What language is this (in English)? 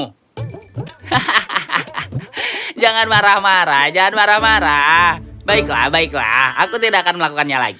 Indonesian